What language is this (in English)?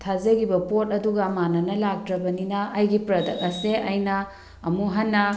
Manipuri